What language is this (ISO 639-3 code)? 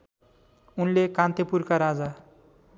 nep